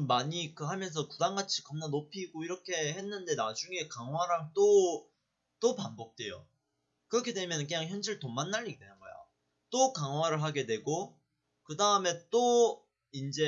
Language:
Korean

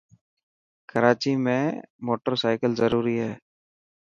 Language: Dhatki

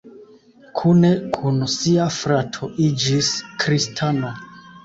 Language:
Esperanto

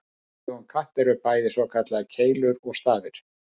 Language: Icelandic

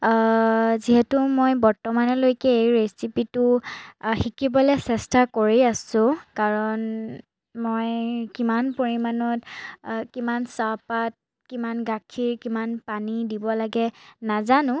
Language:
Assamese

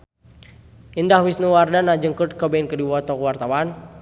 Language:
Sundanese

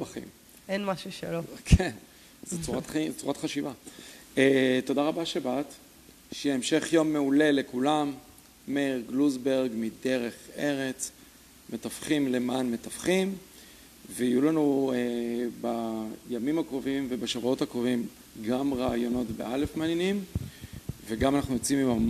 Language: Hebrew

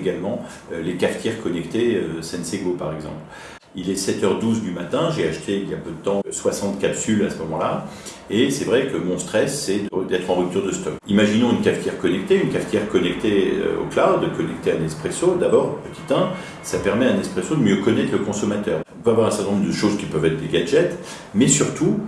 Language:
French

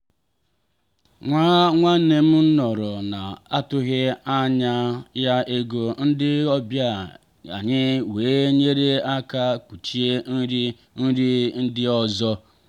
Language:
Igbo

